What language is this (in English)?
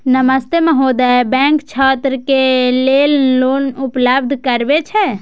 Maithili